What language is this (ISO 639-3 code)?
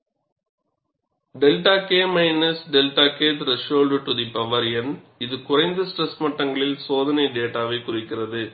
tam